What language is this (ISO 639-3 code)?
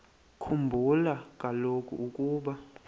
xho